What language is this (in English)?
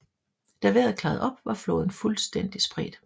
Danish